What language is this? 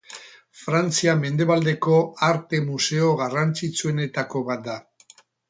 Basque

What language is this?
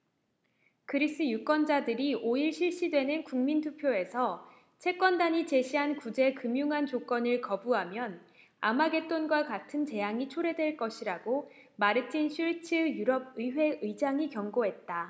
Korean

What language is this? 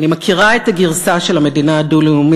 Hebrew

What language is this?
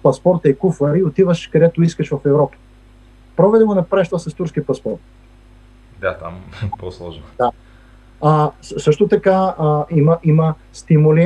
Bulgarian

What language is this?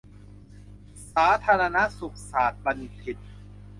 Thai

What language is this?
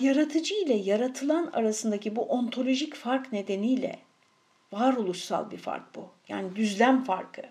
Turkish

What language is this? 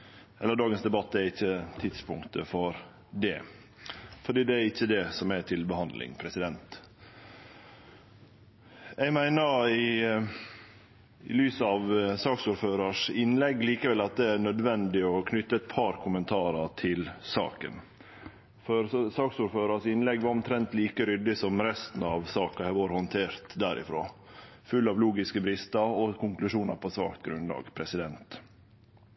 Norwegian Nynorsk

